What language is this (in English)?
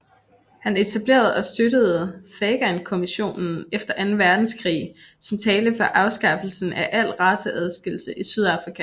Danish